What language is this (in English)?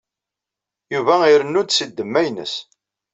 Kabyle